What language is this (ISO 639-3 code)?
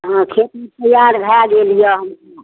mai